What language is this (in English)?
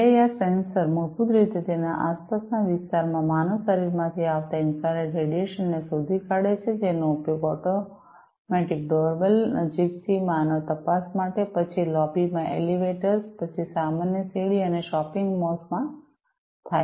Gujarati